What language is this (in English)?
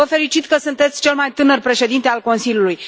Romanian